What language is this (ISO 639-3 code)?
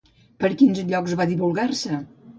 cat